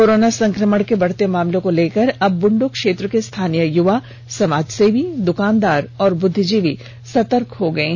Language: Hindi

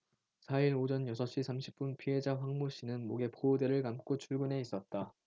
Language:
Korean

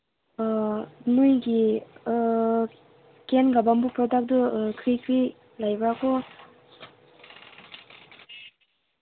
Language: Manipuri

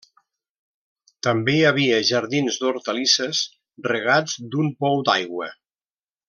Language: Catalan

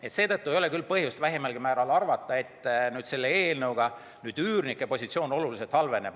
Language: Estonian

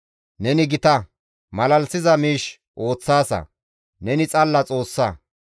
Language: Gamo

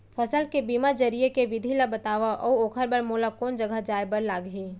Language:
Chhattisgarhi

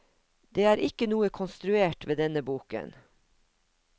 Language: Norwegian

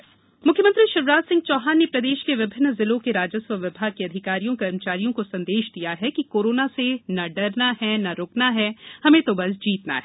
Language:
Hindi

